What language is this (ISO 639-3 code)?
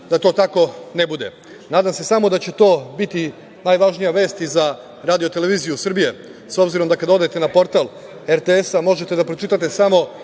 srp